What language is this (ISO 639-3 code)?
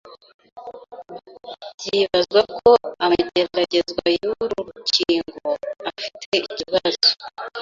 kin